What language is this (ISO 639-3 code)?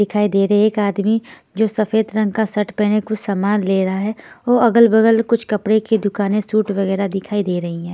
hin